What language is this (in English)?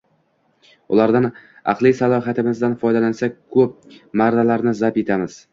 Uzbek